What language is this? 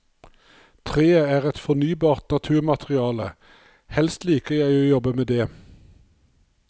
Norwegian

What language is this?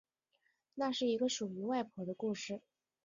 Chinese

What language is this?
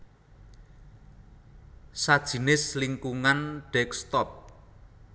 Javanese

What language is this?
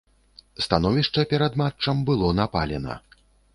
Belarusian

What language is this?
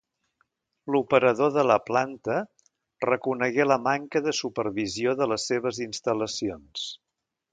Catalan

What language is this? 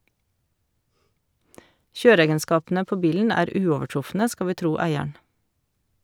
Norwegian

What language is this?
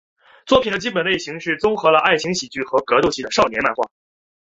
Chinese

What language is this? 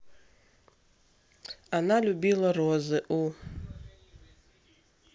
Russian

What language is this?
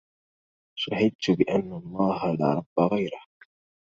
Arabic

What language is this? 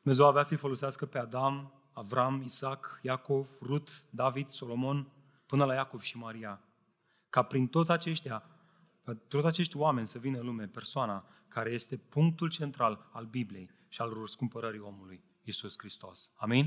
Romanian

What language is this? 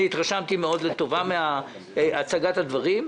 Hebrew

